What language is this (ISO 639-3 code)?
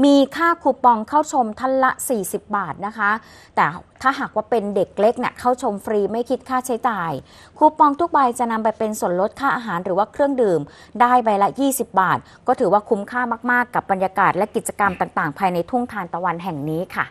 tha